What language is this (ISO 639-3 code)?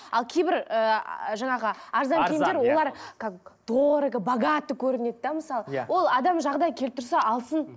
kaz